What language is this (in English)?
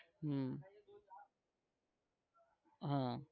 Gujarati